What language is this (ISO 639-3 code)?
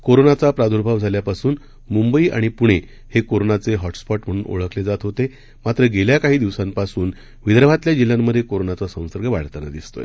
mar